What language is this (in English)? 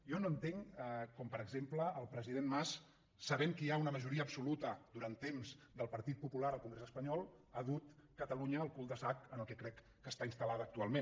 Catalan